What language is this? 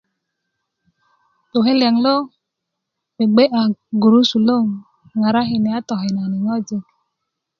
Kuku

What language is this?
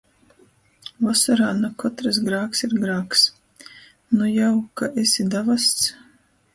Latgalian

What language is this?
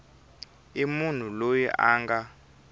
Tsonga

